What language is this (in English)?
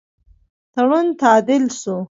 Pashto